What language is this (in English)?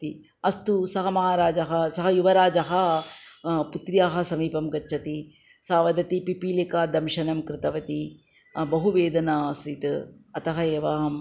Sanskrit